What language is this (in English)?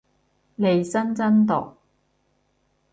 Cantonese